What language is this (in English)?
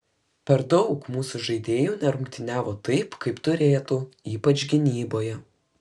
Lithuanian